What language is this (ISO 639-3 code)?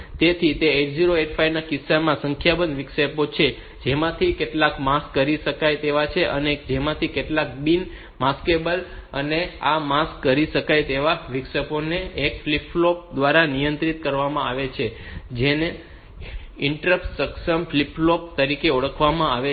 guj